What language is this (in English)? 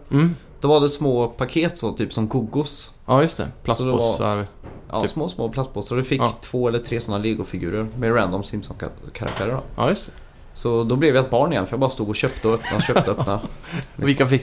Swedish